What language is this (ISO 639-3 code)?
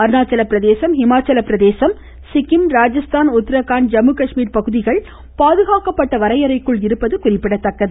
tam